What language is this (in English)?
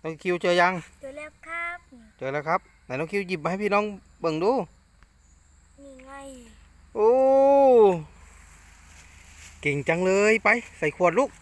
Thai